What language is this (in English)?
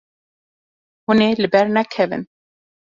Kurdish